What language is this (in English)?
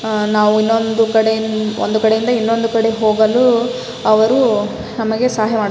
Kannada